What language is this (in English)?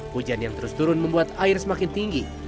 Indonesian